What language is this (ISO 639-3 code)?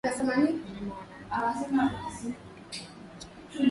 swa